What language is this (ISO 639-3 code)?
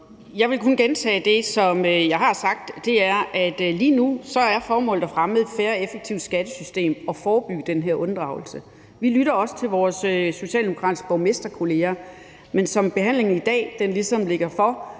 dan